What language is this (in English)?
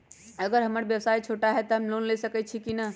Magahi